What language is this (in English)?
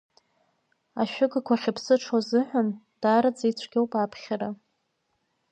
Abkhazian